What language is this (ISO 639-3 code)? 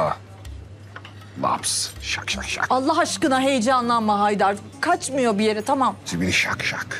tur